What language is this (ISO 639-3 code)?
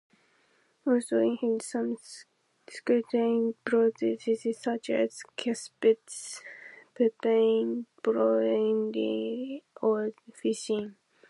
eng